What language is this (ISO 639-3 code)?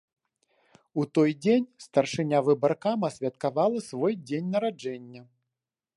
bel